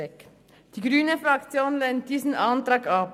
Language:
Swiss German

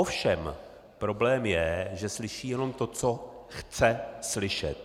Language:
Czech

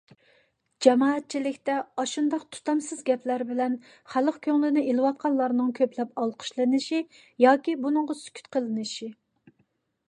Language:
Uyghur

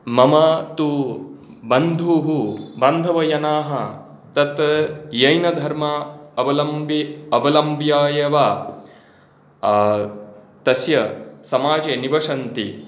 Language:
Sanskrit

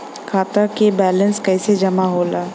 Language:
Bhojpuri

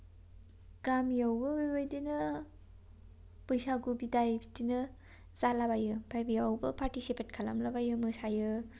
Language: Bodo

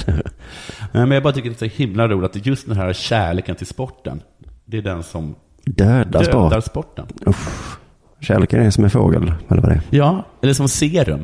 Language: Swedish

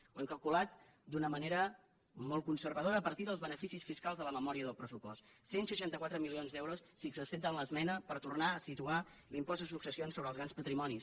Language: Catalan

